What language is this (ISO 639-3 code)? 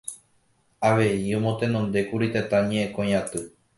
grn